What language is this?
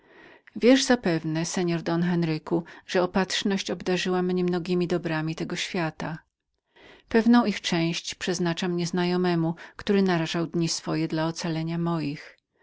Polish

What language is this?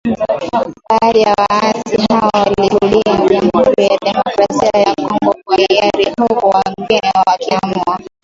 Swahili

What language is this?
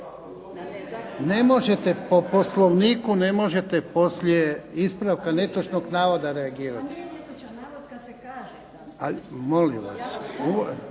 Croatian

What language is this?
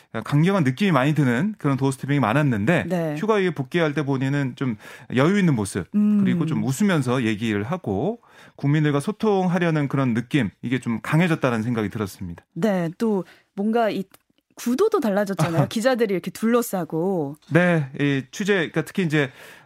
Korean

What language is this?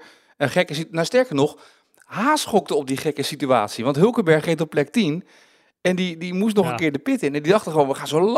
Dutch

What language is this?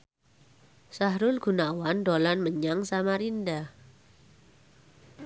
Javanese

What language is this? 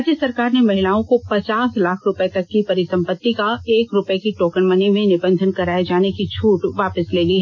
Hindi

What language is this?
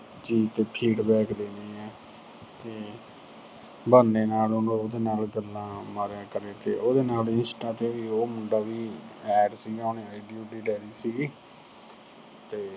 Punjabi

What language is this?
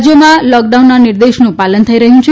Gujarati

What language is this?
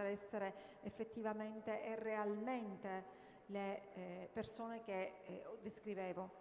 Italian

